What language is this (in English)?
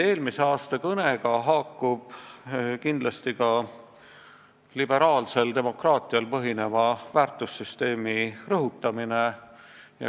Estonian